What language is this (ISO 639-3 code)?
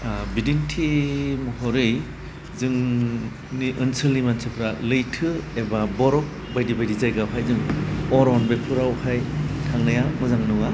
brx